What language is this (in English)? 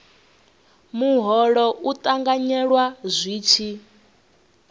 Venda